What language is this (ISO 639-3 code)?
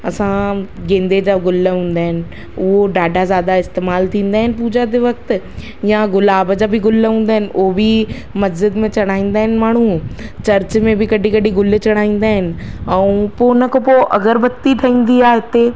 snd